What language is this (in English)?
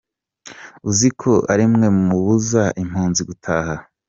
Kinyarwanda